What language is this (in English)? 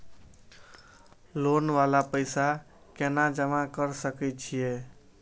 Maithili